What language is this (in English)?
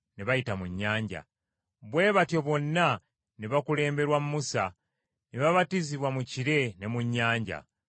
Ganda